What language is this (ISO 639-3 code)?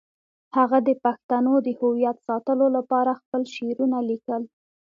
pus